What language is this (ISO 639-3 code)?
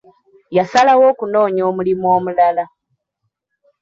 lug